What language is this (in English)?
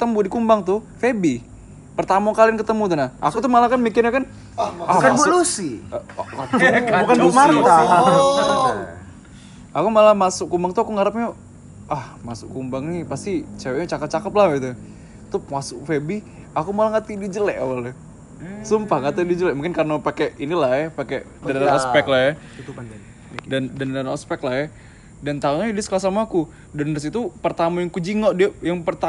Indonesian